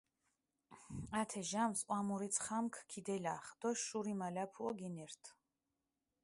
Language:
Mingrelian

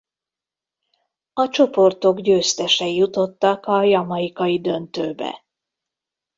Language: Hungarian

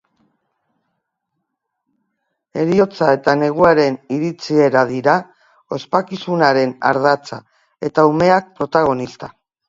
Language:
Basque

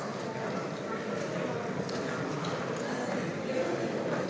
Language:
Slovenian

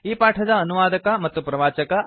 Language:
Kannada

